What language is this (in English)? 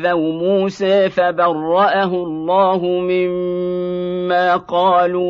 Arabic